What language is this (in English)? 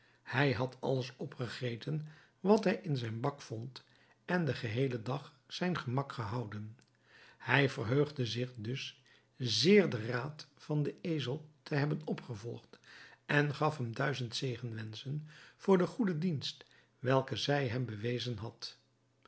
Dutch